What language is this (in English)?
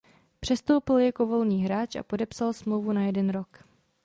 Czech